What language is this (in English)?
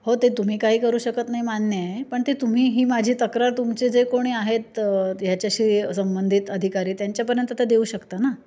Marathi